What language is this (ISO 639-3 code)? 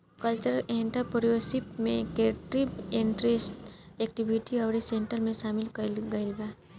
bho